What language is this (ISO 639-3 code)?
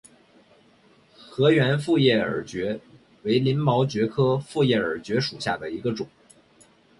zho